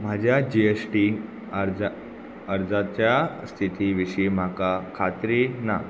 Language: Konkani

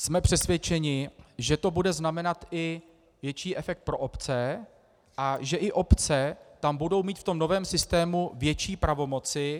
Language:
Czech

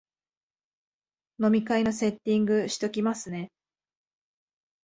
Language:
Japanese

